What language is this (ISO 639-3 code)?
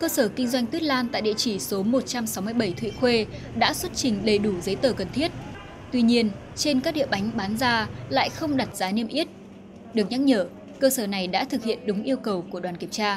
vie